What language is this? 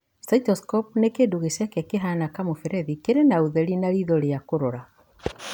Kikuyu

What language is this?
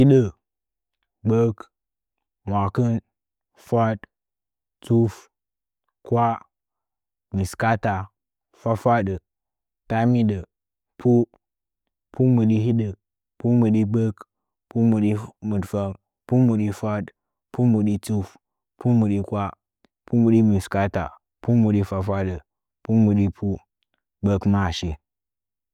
Nzanyi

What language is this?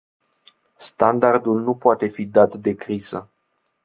Romanian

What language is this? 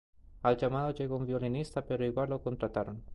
Spanish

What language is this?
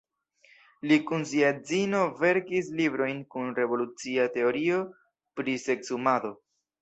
Esperanto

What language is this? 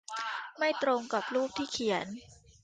Thai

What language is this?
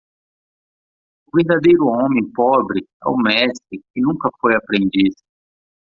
Portuguese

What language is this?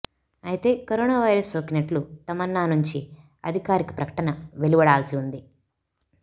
Telugu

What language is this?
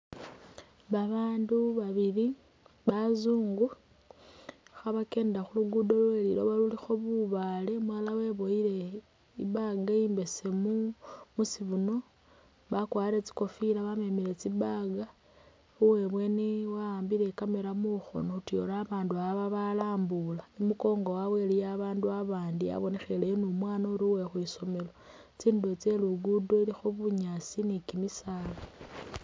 Masaaba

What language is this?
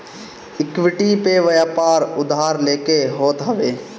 Bhojpuri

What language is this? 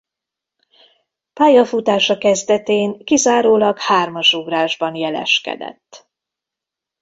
Hungarian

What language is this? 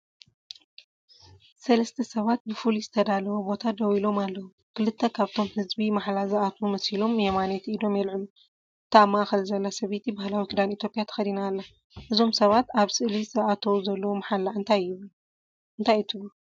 Tigrinya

